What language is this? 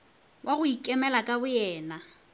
Northern Sotho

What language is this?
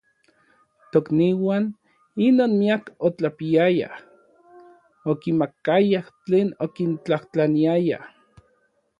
Orizaba Nahuatl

